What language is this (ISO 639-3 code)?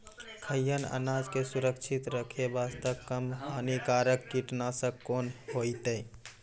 mai